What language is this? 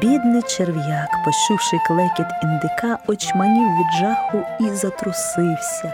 Ukrainian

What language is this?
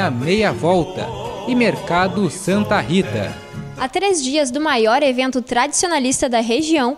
Portuguese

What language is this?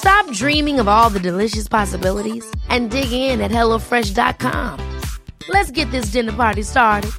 Swedish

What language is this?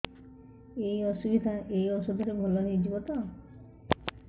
Odia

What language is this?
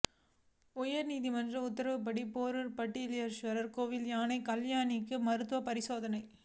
Tamil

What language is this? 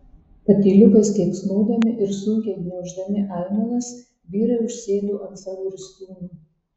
Lithuanian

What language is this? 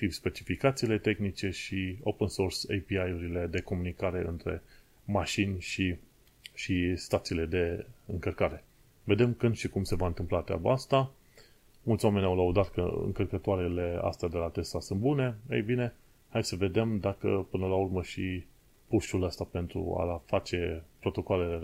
Romanian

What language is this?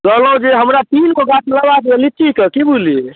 Maithili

